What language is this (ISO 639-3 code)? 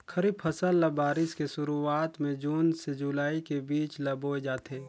hne